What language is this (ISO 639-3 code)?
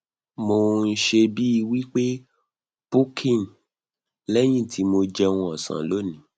yor